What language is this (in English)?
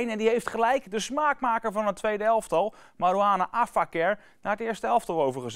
Dutch